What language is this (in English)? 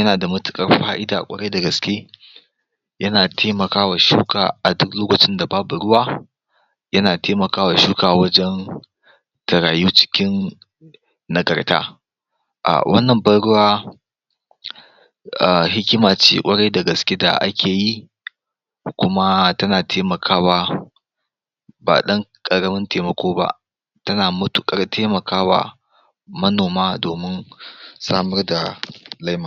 Hausa